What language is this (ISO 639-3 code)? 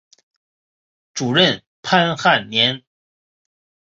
zho